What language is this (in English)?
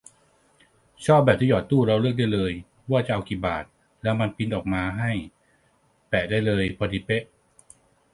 Thai